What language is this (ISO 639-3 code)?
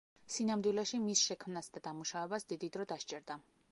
kat